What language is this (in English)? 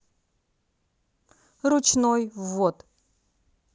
Russian